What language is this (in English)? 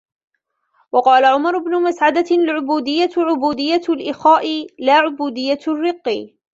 Arabic